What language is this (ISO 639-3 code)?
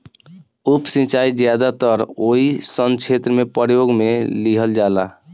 bho